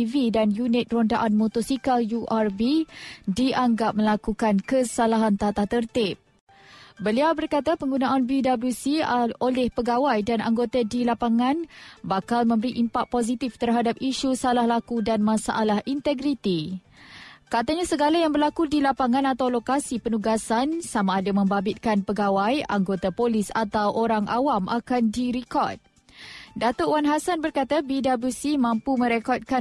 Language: Malay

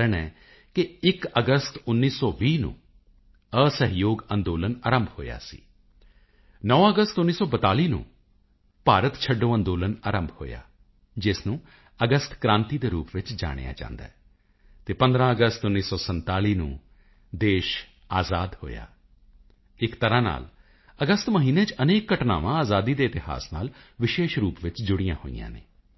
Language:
Punjabi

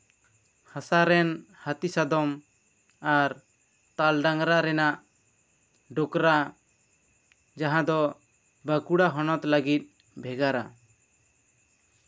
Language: Santali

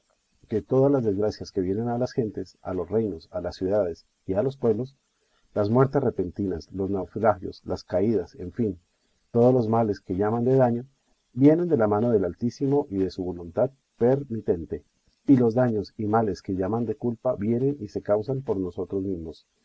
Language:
Spanish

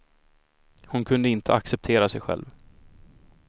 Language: Swedish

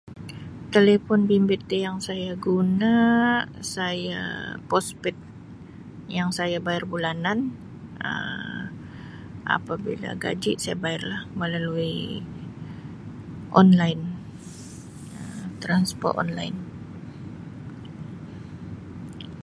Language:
Sabah Malay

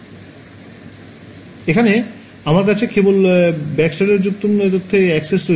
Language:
Bangla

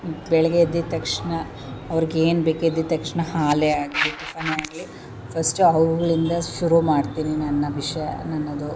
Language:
Kannada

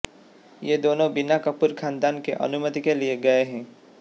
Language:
Hindi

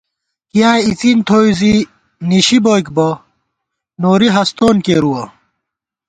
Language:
Gawar-Bati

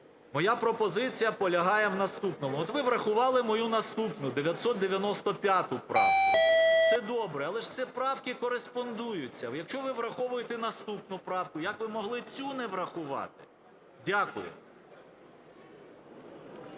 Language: Ukrainian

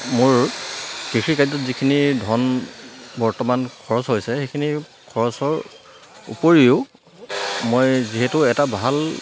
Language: Assamese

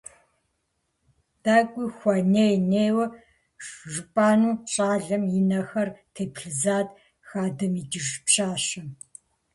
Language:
Kabardian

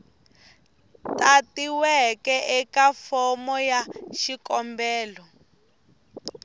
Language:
Tsonga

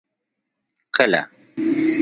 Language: Pashto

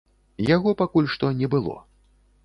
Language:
Belarusian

